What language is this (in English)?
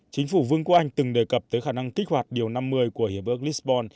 Vietnamese